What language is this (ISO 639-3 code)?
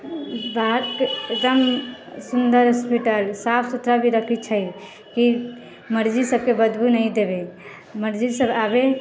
mai